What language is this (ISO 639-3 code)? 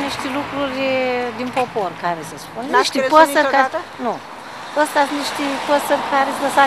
ron